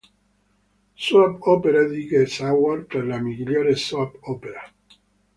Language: Italian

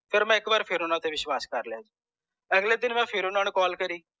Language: Punjabi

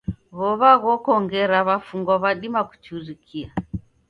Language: Taita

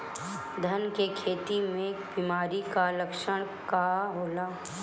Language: Bhojpuri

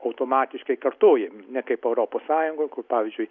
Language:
Lithuanian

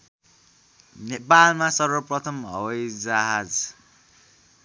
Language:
Nepali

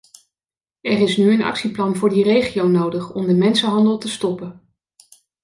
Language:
Dutch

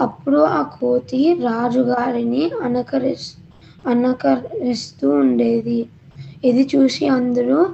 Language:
Telugu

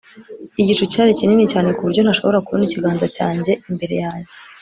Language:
Kinyarwanda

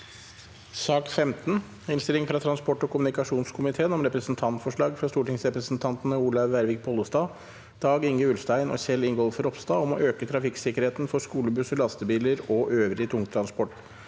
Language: Norwegian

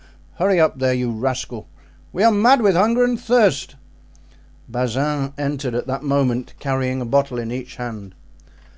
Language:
English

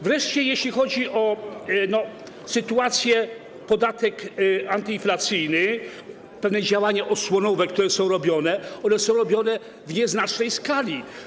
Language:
Polish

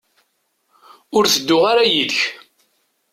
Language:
Kabyle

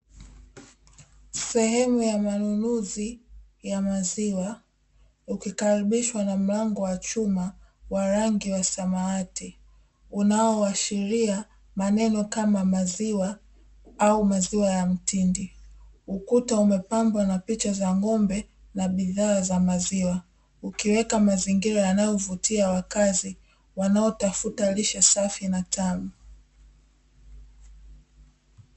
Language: Swahili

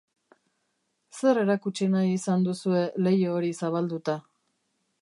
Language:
Basque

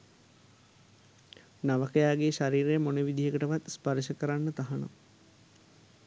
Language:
Sinhala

